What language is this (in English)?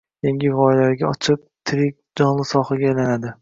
Uzbek